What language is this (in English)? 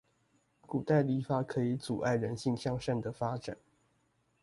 Chinese